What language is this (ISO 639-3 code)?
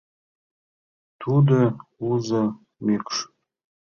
chm